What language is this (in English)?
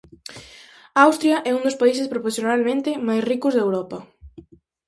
Galician